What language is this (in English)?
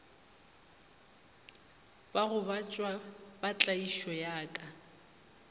Northern Sotho